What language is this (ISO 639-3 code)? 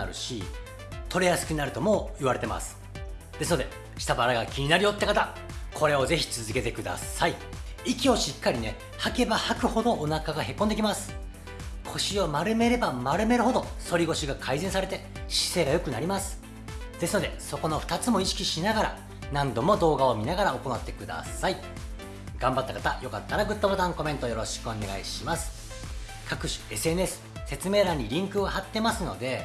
jpn